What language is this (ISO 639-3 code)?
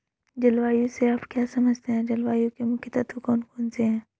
hin